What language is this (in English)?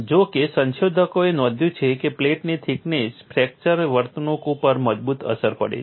Gujarati